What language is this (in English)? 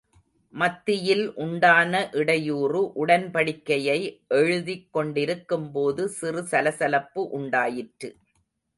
Tamil